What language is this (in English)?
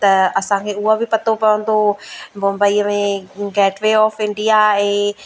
Sindhi